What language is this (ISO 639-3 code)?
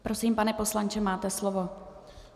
ces